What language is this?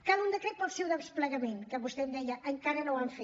Catalan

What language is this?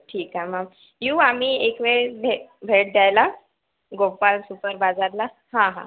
Marathi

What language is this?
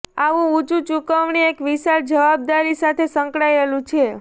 Gujarati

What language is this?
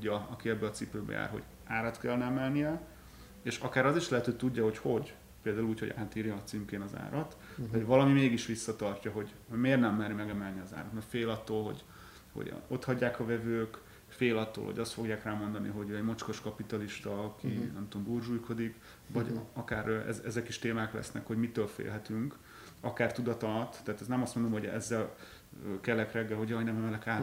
Hungarian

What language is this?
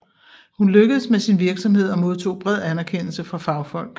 Danish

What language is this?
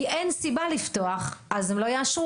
Hebrew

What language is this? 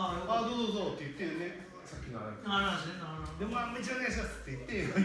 Japanese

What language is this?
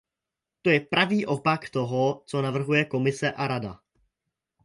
Czech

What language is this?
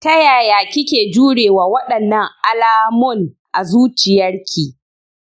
Hausa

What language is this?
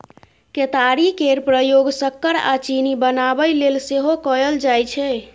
Maithili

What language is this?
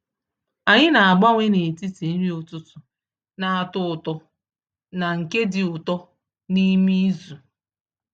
Igbo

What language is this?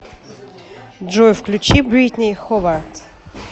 Russian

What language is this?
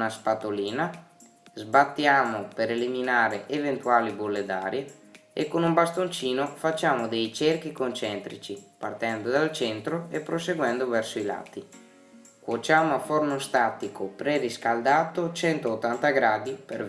Italian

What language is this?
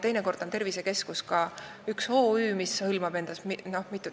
Estonian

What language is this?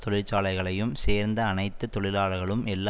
Tamil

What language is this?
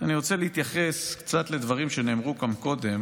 Hebrew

